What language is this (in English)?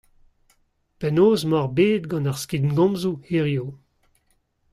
Breton